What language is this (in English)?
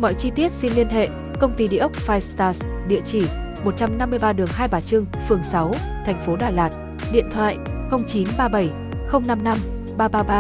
Vietnamese